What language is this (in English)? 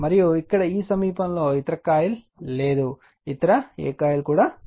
Telugu